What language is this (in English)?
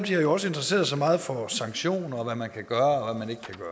Danish